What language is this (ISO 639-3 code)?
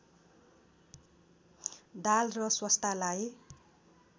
nep